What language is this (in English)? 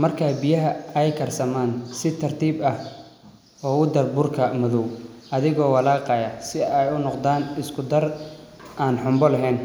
Somali